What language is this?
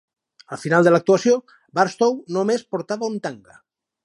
Catalan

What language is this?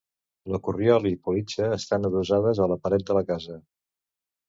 Catalan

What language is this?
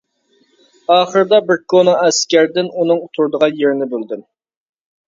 Uyghur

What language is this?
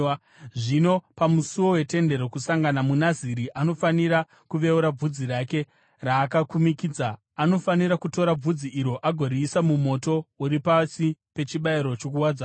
Shona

